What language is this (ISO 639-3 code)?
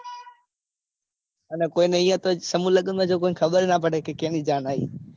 guj